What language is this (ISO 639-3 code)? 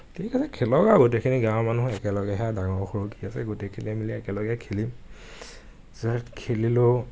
asm